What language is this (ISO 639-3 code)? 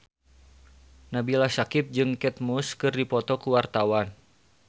sun